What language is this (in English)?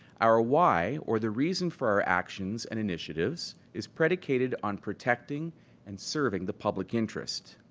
English